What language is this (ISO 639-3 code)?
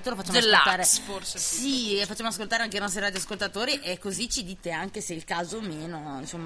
ita